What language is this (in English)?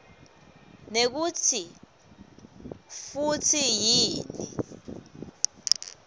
Swati